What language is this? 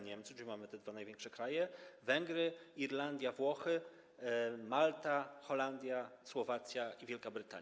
Polish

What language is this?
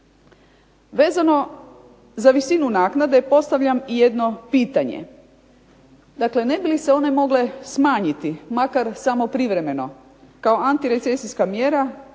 Croatian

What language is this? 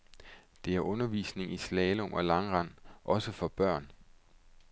Danish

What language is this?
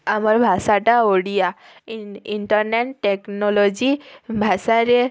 Odia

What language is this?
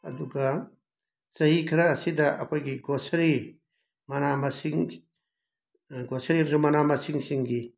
Manipuri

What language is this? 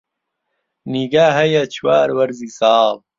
Central Kurdish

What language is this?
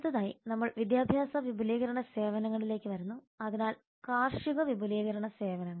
Malayalam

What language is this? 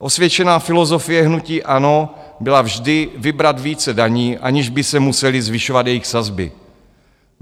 Czech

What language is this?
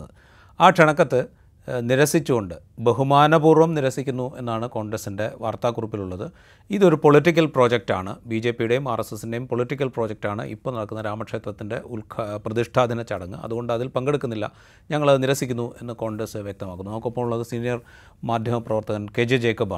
Malayalam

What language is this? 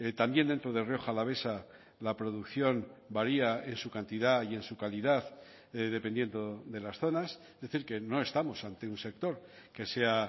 Spanish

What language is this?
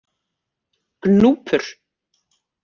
Icelandic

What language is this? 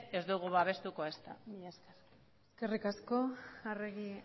Basque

